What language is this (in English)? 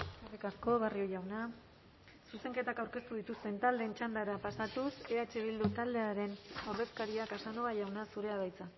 Basque